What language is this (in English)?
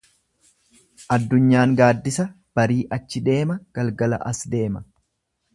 Oromo